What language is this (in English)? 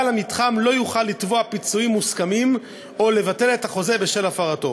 Hebrew